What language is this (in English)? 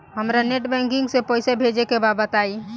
Bhojpuri